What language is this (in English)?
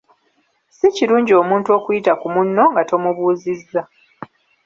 Ganda